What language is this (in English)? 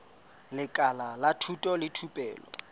Southern Sotho